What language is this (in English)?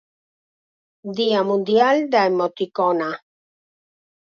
Galician